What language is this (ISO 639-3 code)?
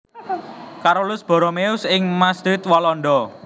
jav